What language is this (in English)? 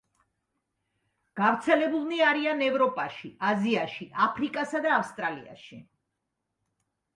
Georgian